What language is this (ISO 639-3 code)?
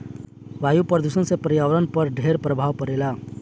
bho